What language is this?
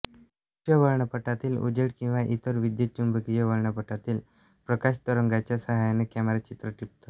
Marathi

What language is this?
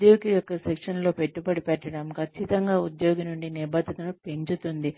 Telugu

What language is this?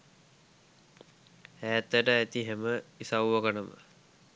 Sinhala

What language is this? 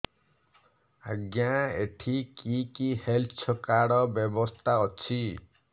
Odia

